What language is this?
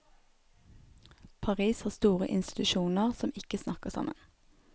Norwegian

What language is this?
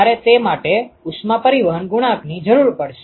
Gujarati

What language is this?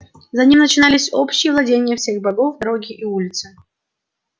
Russian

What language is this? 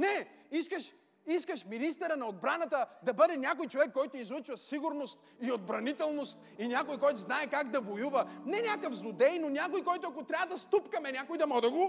Bulgarian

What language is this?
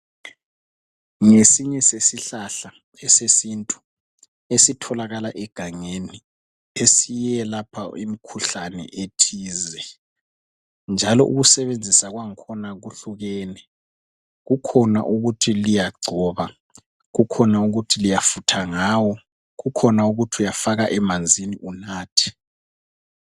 North Ndebele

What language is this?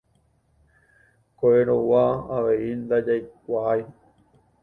Guarani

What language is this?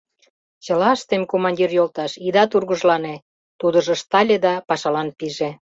Mari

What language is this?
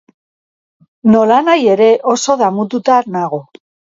Basque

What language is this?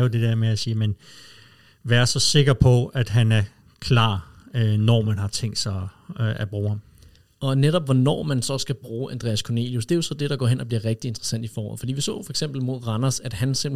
Danish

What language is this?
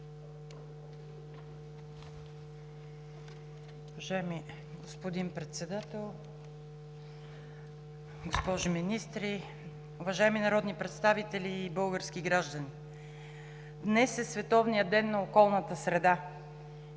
Bulgarian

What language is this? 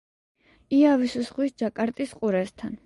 Georgian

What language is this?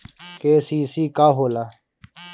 Bhojpuri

